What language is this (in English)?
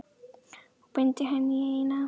Icelandic